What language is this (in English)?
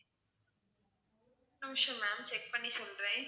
Tamil